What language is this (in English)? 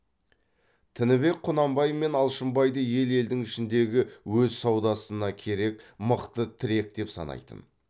Kazakh